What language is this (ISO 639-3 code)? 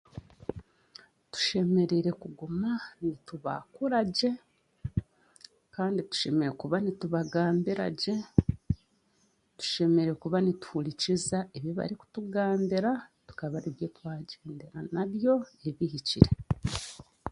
cgg